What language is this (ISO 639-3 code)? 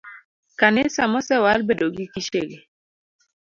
luo